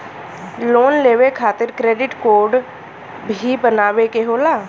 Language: Bhojpuri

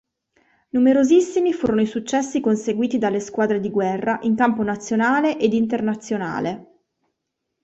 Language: Italian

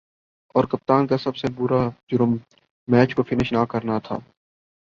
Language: Urdu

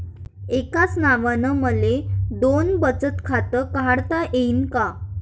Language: Marathi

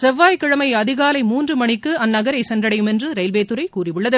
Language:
Tamil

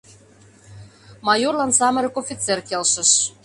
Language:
Mari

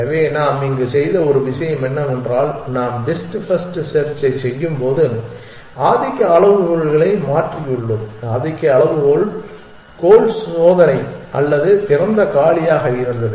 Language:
Tamil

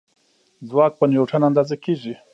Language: Pashto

